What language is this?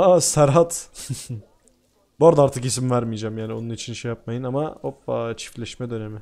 Turkish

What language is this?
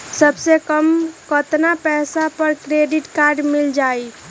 Magahi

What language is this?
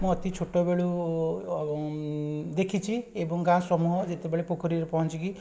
Odia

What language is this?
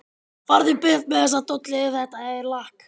Icelandic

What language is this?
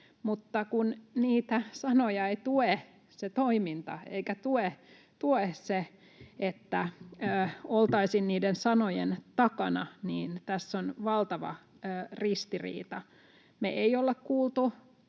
Finnish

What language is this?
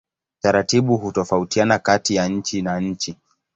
Swahili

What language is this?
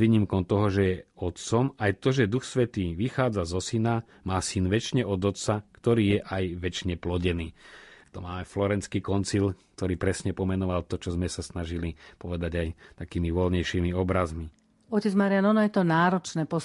Slovak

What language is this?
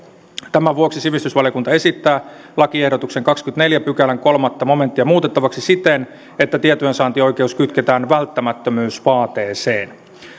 Finnish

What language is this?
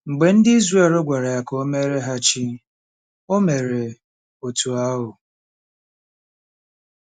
Igbo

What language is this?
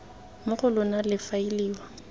Tswana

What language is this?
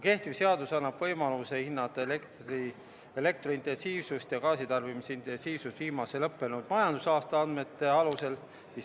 Estonian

